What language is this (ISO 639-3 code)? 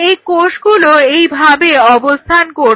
ben